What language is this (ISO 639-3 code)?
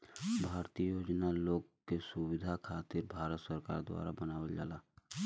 bho